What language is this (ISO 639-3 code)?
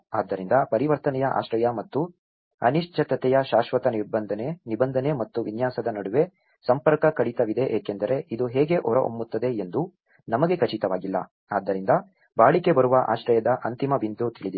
kan